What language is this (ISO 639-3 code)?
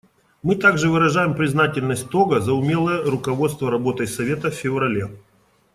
rus